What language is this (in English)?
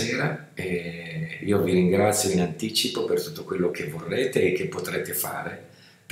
Italian